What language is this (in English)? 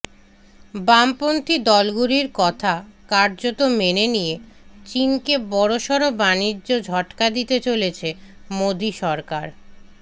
Bangla